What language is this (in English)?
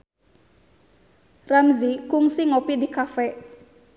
Sundanese